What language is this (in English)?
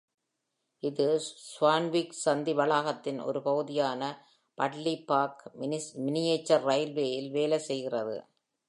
Tamil